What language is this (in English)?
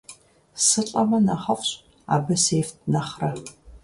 Kabardian